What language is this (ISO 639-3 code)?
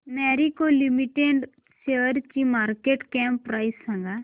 mar